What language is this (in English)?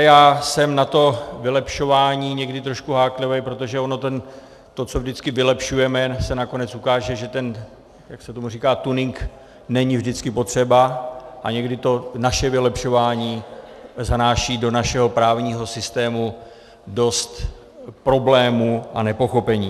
Czech